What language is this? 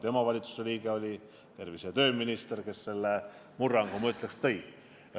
Estonian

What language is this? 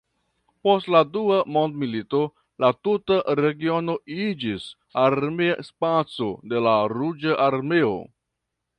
Esperanto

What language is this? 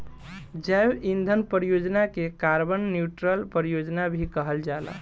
Bhojpuri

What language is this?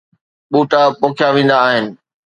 Sindhi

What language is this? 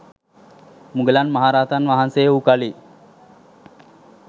Sinhala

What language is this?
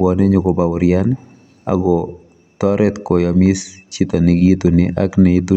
Kalenjin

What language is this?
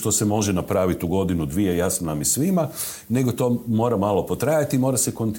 Croatian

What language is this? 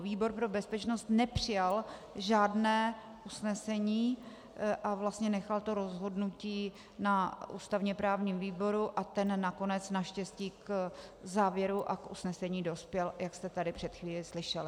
Czech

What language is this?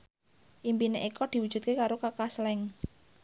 Javanese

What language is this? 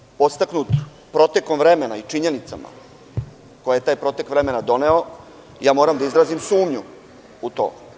Serbian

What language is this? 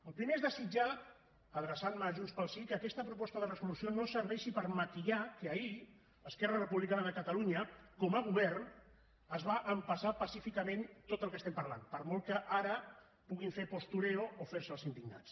Catalan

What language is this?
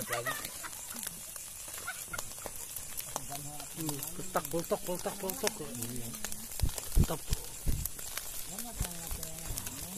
Indonesian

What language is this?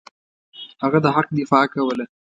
Pashto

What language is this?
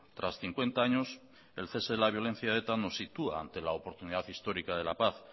Spanish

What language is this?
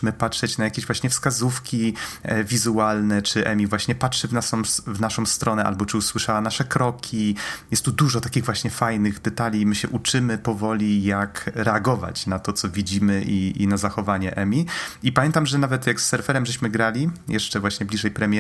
Polish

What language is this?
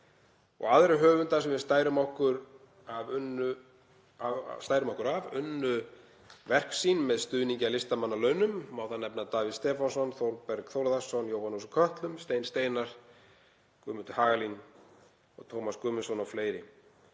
Icelandic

